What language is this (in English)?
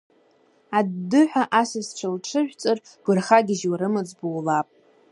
Abkhazian